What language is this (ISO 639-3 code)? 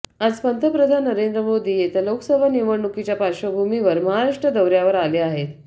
mar